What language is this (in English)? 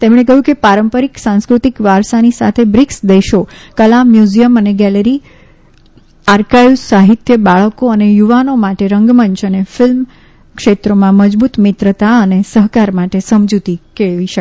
Gujarati